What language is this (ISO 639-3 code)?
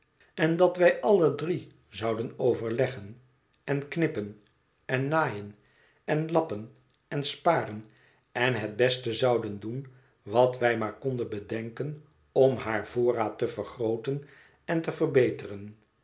nld